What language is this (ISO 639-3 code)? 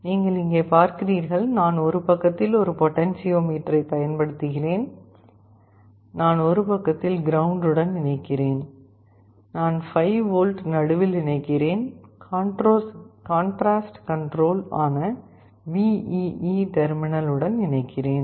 tam